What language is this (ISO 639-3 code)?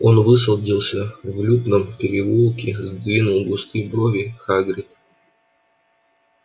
rus